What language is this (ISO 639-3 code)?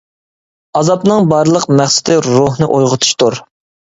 uig